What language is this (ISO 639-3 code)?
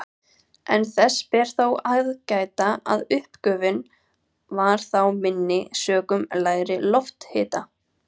isl